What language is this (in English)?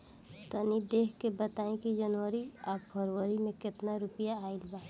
Bhojpuri